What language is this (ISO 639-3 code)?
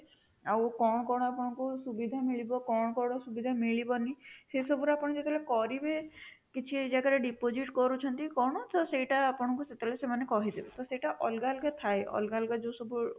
ori